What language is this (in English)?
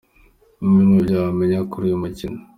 Kinyarwanda